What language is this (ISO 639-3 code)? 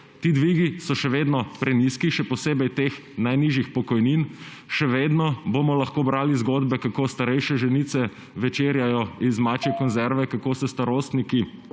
slv